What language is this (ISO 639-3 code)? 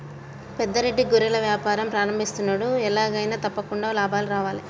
tel